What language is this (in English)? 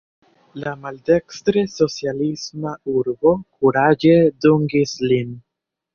Esperanto